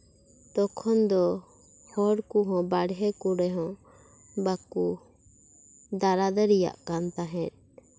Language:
Santali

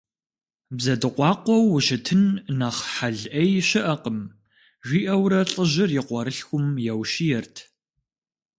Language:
Kabardian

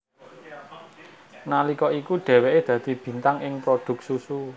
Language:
Javanese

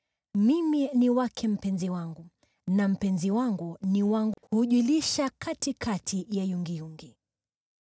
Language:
Swahili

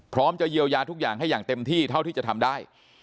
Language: Thai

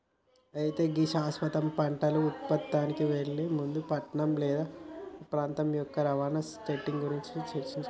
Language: Telugu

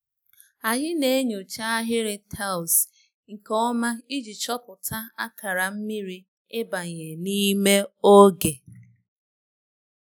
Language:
Igbo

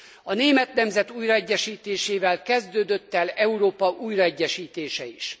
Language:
Hungarian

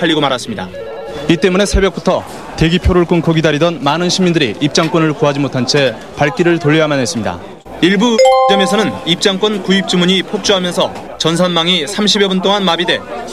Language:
Korean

